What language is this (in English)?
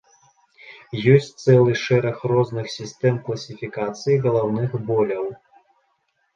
Belarusian